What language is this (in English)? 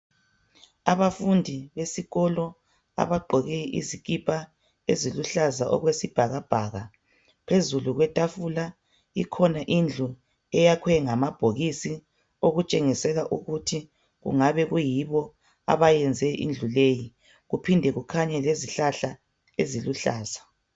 North Ndebele